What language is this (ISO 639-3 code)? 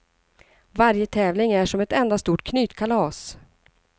swe